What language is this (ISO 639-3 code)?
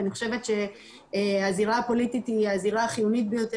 heb